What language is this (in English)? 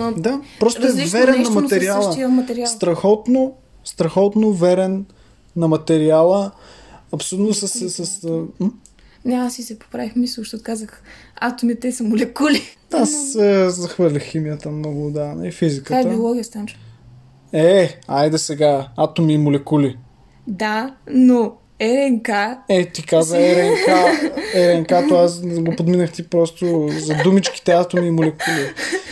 Bulgarian